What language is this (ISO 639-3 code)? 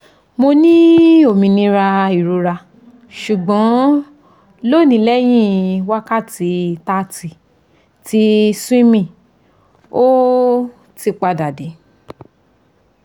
yor